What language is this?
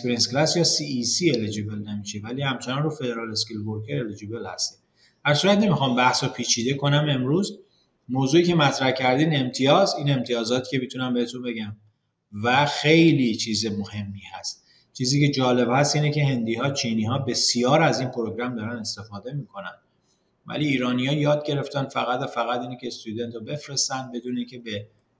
Persian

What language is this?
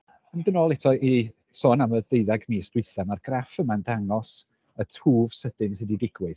Welsh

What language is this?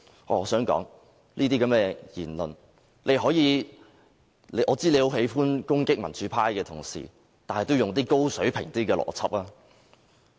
Cantonese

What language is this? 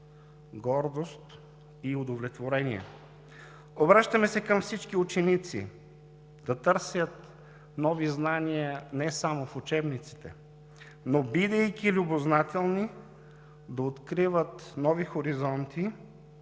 Bulgarian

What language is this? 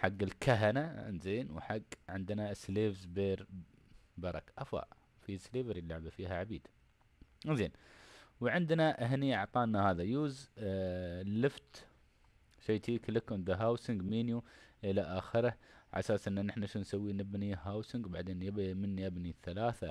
Arabic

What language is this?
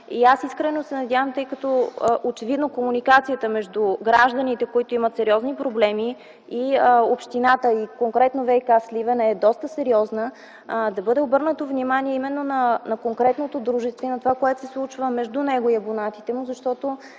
Bulgarian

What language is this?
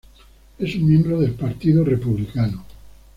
Spanish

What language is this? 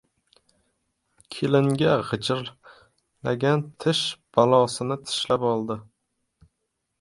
Uzbek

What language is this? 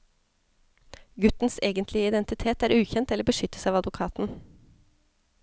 Norwegian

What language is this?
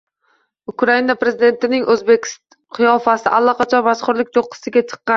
Uzbek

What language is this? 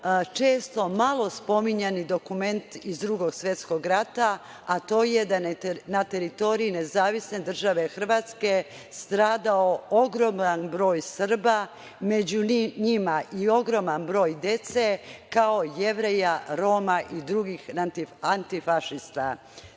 Serbian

